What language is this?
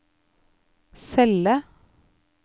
Norwegian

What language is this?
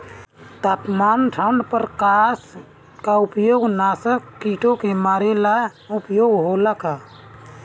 Bhojpuri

